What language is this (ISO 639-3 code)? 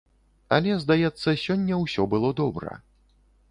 bel